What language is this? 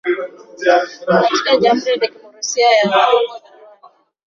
Swahili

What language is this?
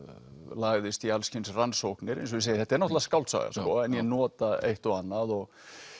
Icelandic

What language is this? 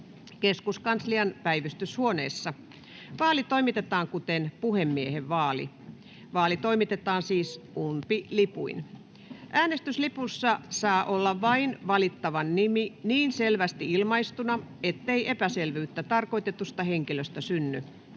Finnish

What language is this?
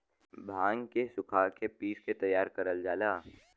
Bhojpuri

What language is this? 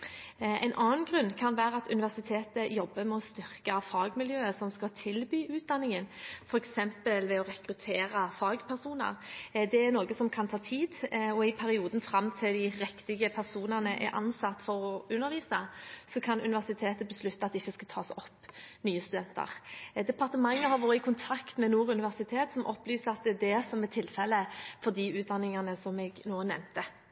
Norwegian Bokmål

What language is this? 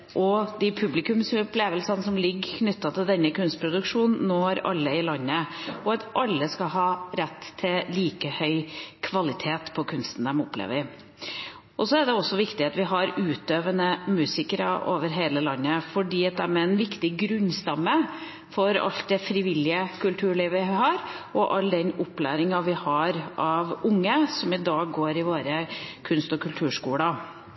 Norwegian Bokmål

